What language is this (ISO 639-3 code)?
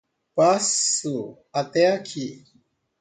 por